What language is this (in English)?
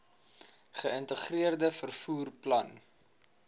Afrikaans